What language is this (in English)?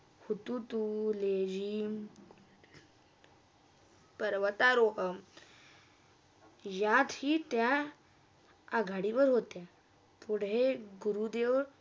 Marathi